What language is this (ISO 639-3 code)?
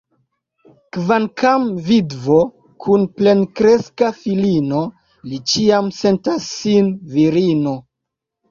epo